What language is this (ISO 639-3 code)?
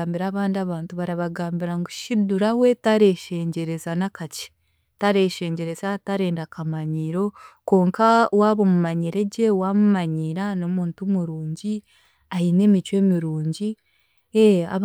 cgg